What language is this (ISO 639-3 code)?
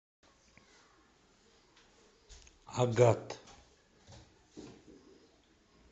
rus